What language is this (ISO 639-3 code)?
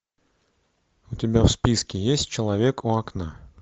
rus